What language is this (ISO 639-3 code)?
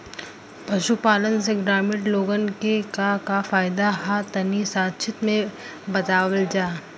bho